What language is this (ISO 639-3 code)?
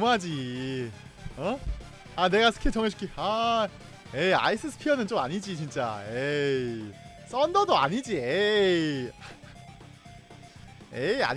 kor